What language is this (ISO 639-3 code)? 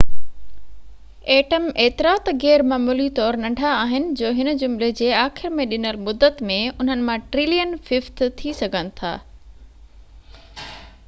snd